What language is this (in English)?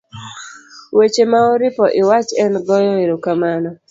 Luo (Kenya and Tanzania)